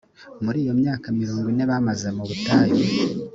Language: Kinyarwanda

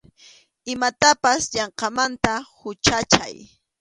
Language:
Arequipa-La Unión Quechua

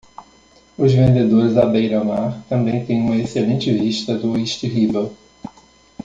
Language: Portuguese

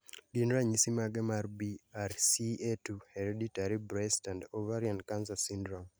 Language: Luo (Kenya and Tanzania)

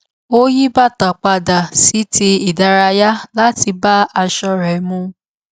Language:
Yoruba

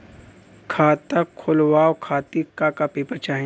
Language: Bhojpuri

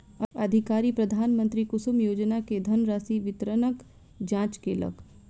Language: Maithili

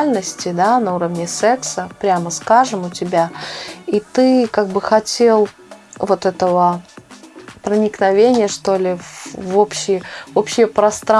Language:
Russian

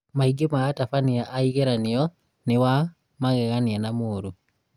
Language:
Kikuyu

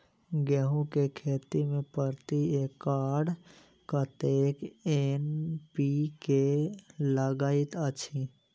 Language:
Maithili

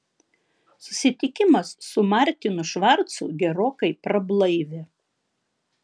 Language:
Lithuanian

